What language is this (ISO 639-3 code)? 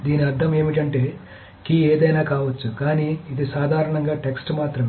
tel